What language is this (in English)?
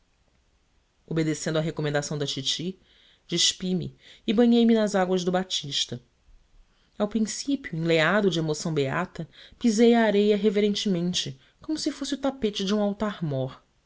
Portuguese